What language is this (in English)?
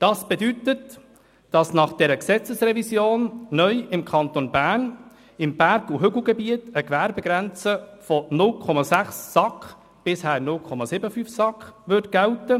Swiss German